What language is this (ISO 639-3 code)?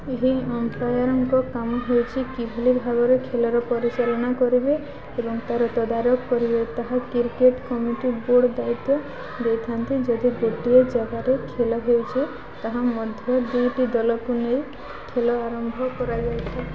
ori